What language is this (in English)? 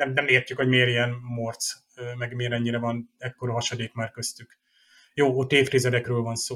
Hungarian